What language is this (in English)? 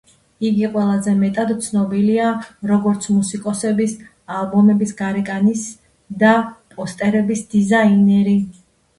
Georgian